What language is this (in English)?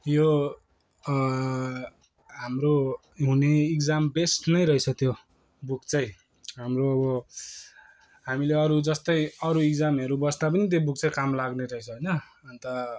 Nepali